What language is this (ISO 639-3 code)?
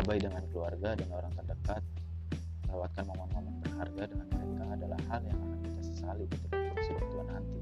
ind